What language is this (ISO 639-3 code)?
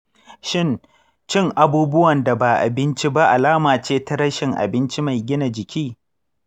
hau